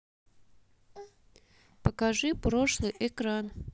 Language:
Russian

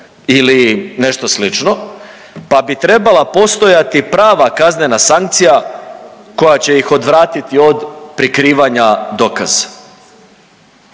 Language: Croatian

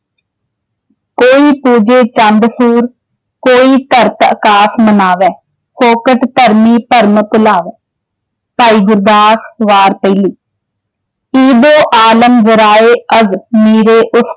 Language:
Punjabi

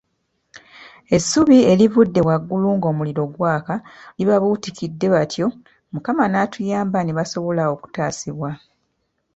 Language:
Ganda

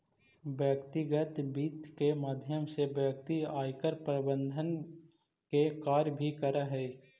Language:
Magahi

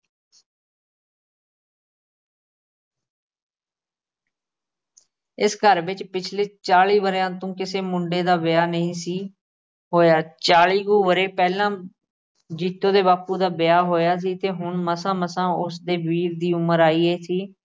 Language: Punjabi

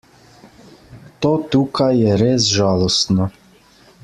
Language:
Slovenian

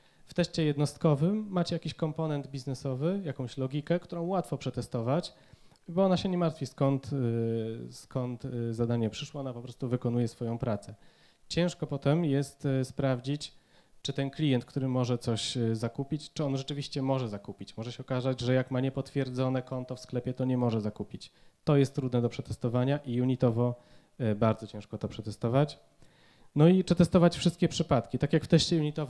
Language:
Polish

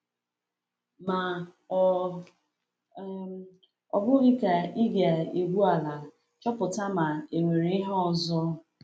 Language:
Igbo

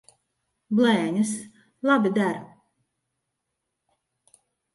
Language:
Latvian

